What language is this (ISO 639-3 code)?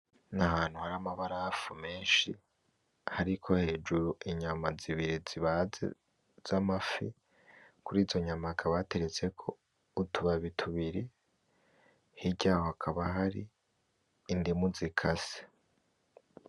run